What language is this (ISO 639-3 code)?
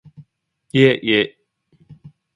kor